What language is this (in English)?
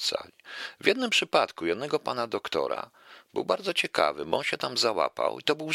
Polish